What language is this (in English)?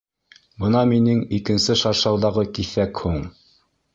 Bashkir